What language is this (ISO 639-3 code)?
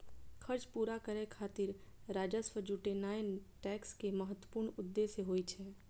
mai